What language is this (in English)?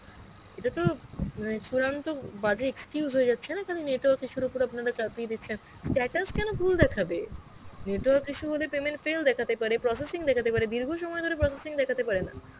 Bangla